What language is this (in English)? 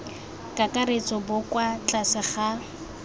Tswana